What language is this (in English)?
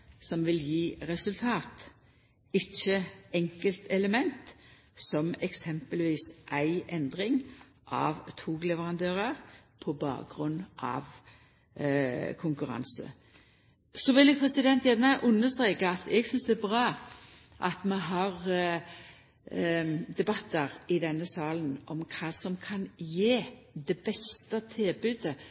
Norwegian Nynorsk